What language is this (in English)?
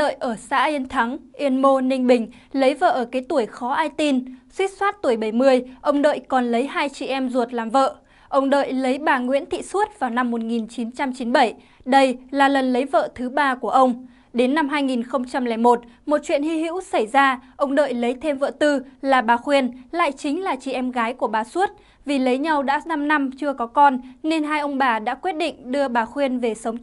Vietnamese